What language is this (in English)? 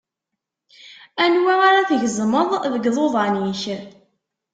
Kabyle